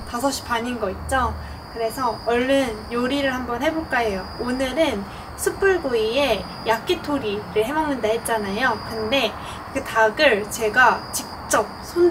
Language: Korean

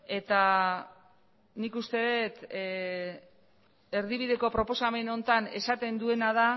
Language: Basque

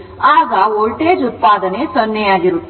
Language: Kannada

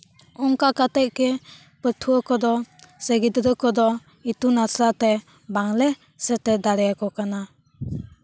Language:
Santali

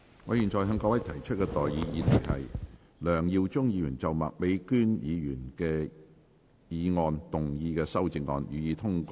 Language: Cantonese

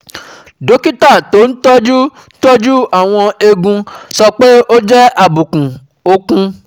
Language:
Yoruba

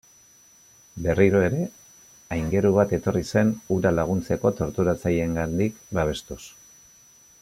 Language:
Basque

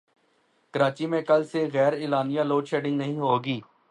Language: Urdu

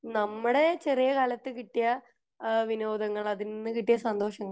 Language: Malayalam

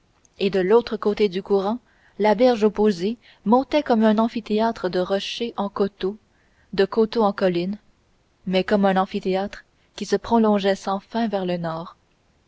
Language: French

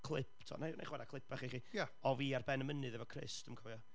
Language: Welsh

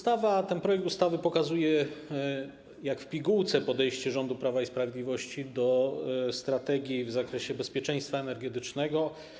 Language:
Polish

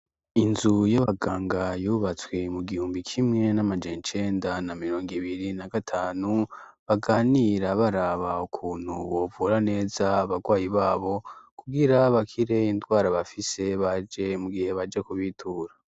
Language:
Rundi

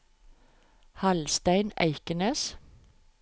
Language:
Norwegian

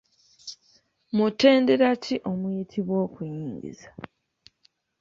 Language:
Ganda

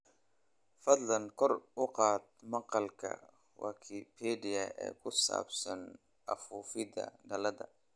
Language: Somali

